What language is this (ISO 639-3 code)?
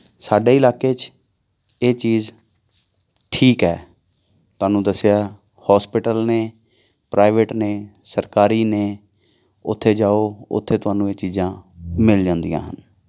pan